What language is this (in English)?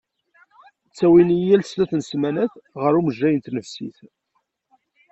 Kabyle